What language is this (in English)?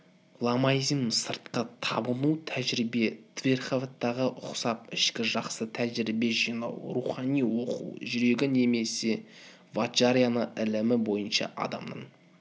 Kazakh